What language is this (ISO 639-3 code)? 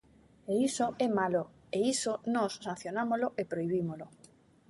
glg